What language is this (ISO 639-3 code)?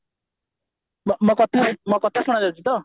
ori